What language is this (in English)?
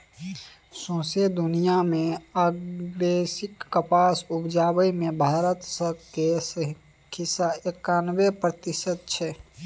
Maithili